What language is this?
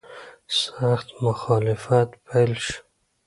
Pashto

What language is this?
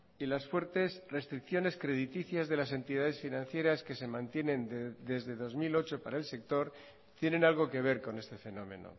Spanish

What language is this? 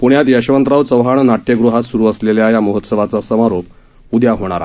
Marathi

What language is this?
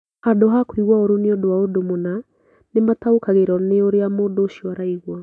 Kikuyu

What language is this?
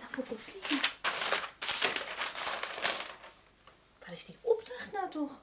Dutch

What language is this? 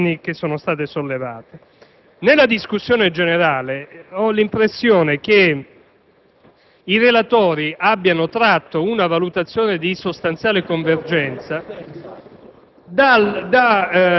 Italian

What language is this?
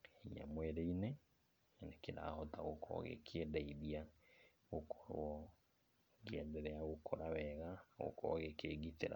Kikuyu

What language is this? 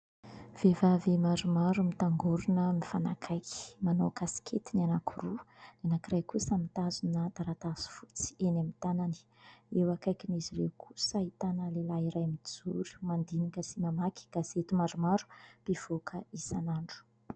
Malagasy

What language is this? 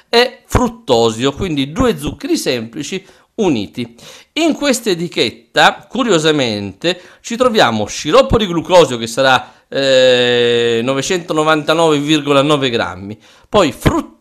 Italian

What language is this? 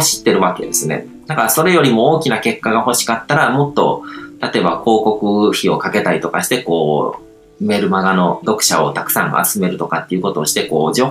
Japanese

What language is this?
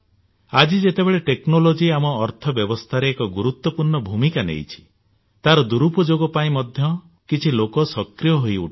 Odia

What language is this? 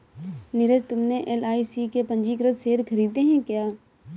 Hindi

